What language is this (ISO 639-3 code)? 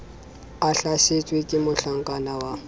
sot